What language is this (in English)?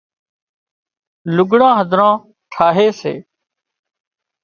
Wadiyara Koli